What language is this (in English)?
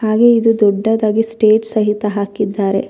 Kannada